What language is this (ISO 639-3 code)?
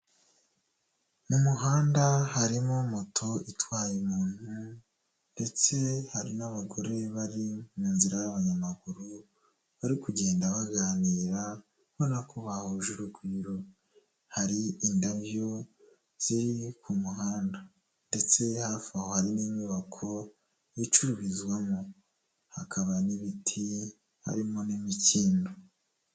kin